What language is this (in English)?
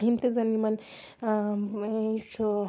Kashmiri